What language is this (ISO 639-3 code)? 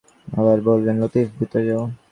ben